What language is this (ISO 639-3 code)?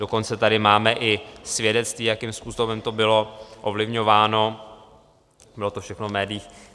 ces